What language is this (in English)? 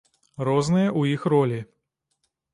Belarusian